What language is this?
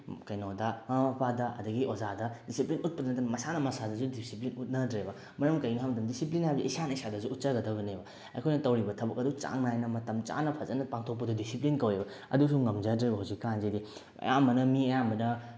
Manipuri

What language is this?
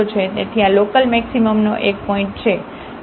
Gujarati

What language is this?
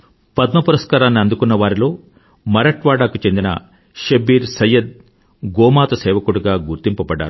Telugu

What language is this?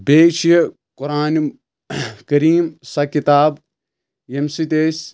Kashmiri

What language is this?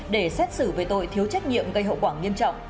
Vietnamese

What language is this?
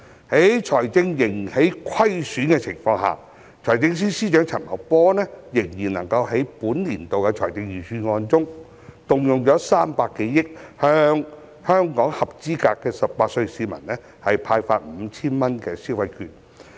Cantonese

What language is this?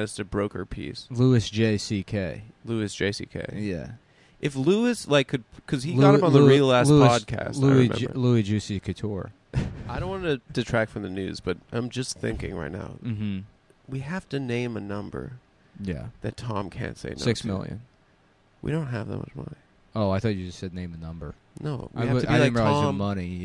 English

